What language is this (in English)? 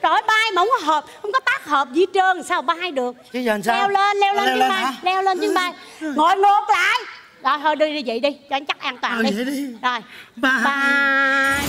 Vietnamese